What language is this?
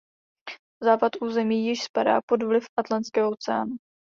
Czech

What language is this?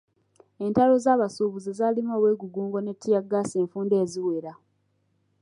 Ganda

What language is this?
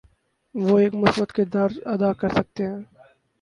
Urdu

